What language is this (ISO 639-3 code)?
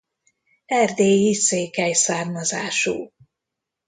hun